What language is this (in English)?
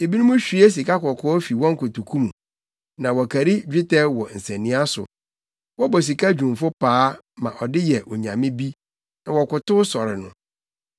Akan